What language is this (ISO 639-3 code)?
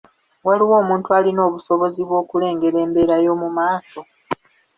lug